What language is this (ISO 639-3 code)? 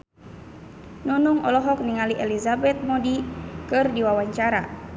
sun